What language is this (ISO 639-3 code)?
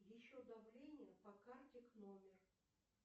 rus